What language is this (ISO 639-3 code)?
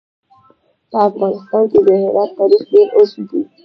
pus